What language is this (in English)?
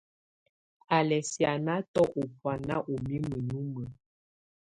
Tunen